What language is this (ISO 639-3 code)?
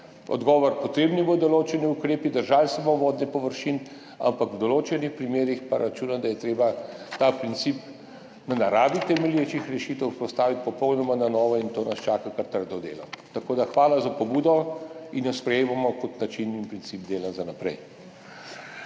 slv